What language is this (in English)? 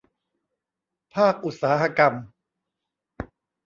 Thai